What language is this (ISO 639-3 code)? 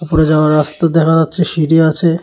ben